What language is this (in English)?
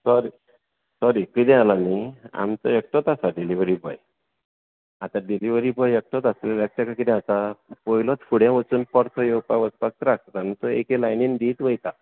Konkani